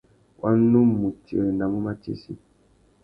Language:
Tuki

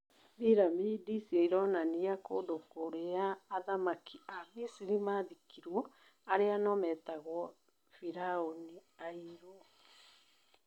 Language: Kikuyu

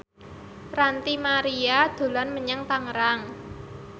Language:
Javanese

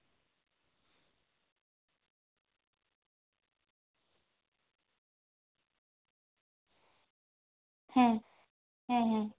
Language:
Santali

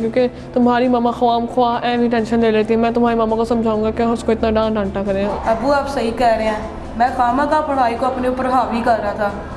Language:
Urdu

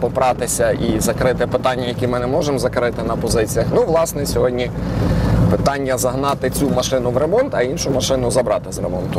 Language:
Ukrainian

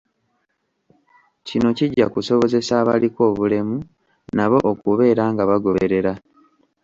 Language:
Ganda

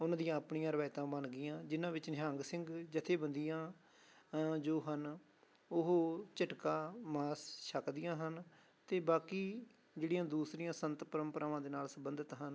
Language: Punjabi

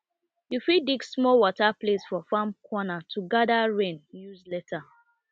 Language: Nigerian Pidgin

